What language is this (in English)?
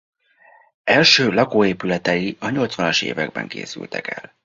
Hungarian